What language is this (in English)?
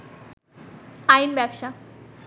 Bangla